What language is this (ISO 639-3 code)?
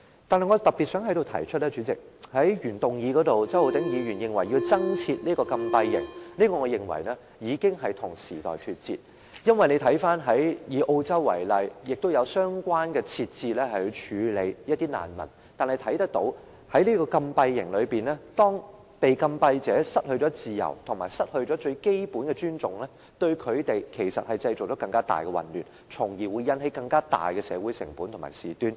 yue